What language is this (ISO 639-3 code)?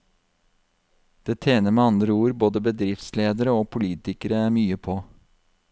nor